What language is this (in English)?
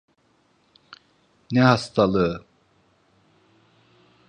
Turkish